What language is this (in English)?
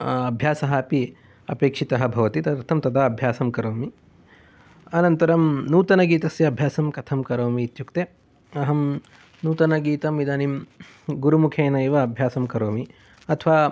Sanskrit